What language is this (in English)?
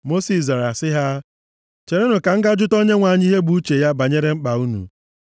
Igbo